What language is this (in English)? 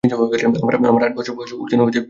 Bangla